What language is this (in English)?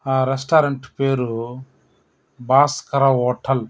Telugu